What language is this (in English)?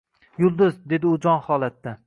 Uzbek